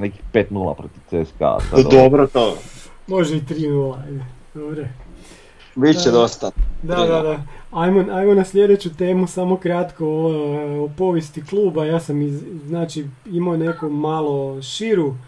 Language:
Croatian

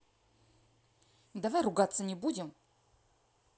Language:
Russian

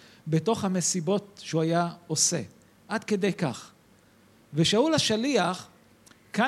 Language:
Hebrew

